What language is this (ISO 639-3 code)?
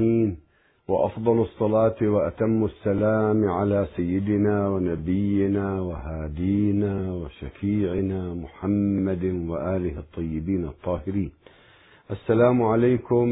ara